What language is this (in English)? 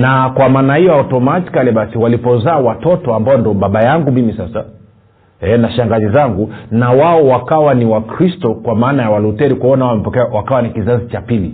Swahili